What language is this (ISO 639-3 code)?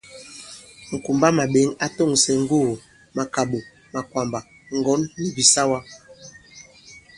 abb